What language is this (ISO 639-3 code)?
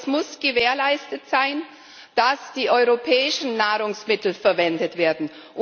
deu